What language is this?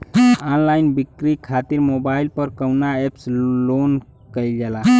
Bhojpuri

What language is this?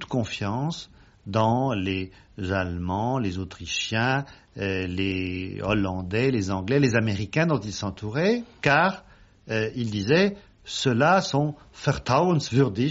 French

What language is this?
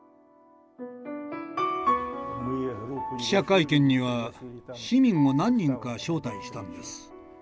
Japanese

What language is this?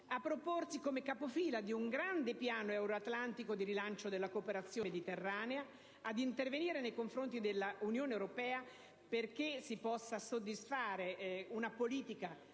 Italian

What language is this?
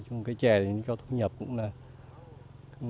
Vietnamese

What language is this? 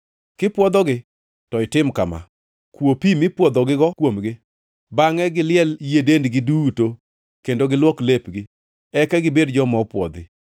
Luo (Kenya and Tanzania)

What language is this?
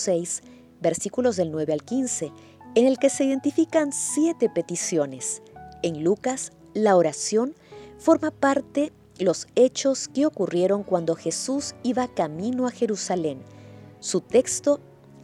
Spanish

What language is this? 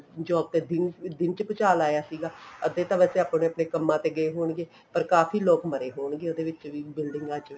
Punjabi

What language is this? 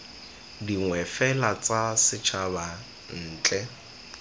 Tswana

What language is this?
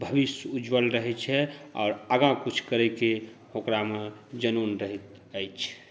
Maithili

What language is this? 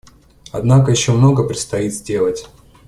Russian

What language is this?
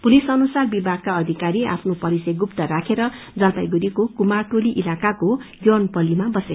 Nepali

